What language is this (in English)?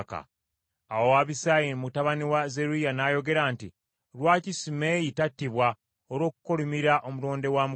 Ganda